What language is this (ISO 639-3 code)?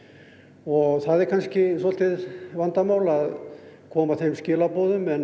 isl